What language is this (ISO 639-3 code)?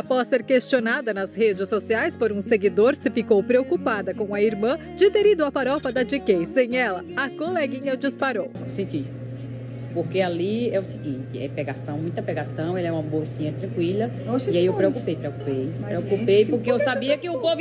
por